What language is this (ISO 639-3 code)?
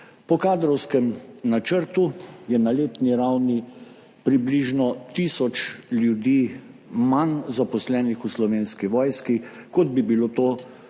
slv